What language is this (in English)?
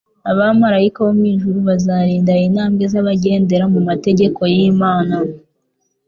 Kinyarwanda